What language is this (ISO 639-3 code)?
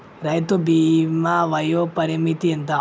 tel